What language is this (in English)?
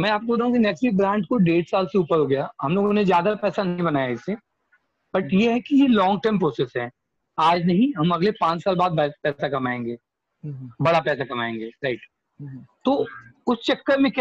Hindi